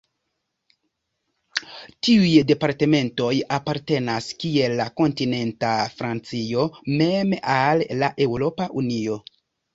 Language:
Esperanto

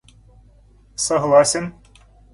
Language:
Russian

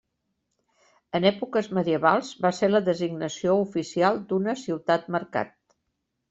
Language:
Catalan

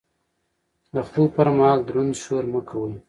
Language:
Pashto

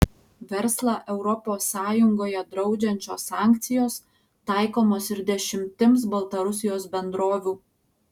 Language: Lithuanian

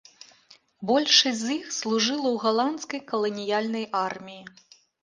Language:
Belarusian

